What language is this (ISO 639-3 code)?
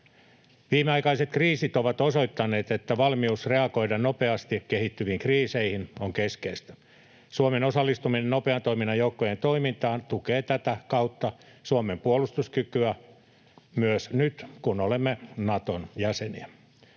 fin